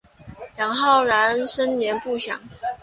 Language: Chinese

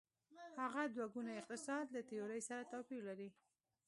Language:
Pashto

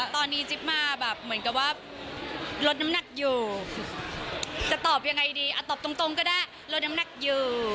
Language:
Thai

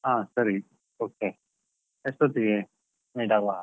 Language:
Kannada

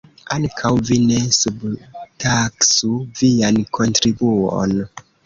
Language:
Esperanto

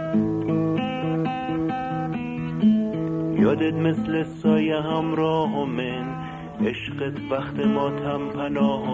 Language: Persian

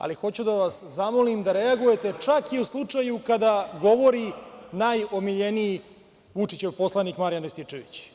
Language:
Serbian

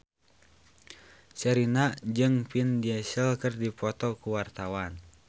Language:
Sundanese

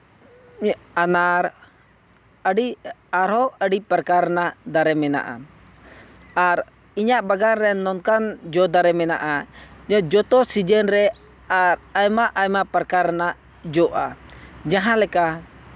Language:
Santali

